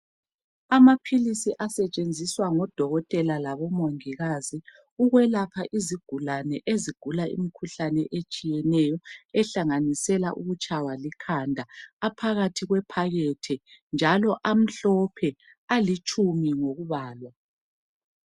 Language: North Ndebele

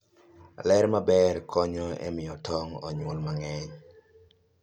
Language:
Luo (Kenya and Tanzania)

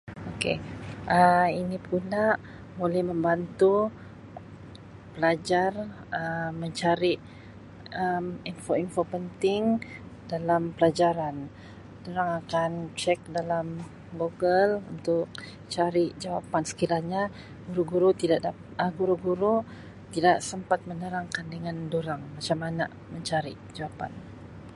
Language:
Sabah Malay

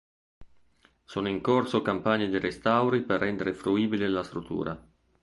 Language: Italian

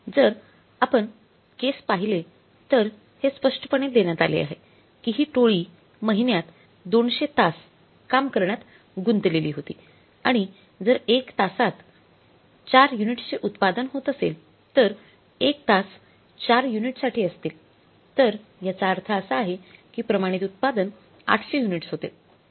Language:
Marathi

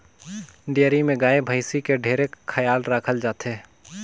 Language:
Chhattisgarhi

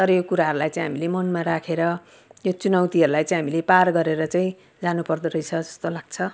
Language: Nepali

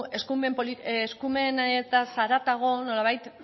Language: Basque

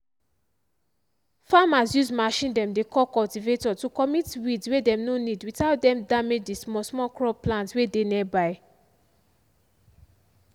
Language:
Nigerian Pidgin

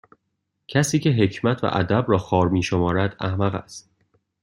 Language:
Persian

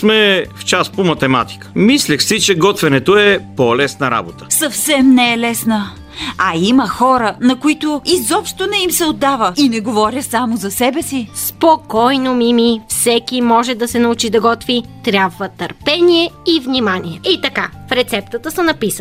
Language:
Bulgarian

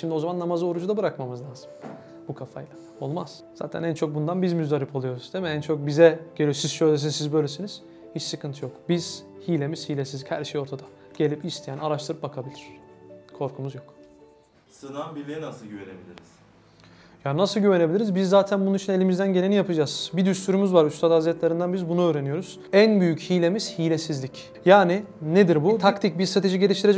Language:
Turkish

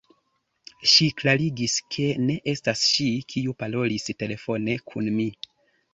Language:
Esperanto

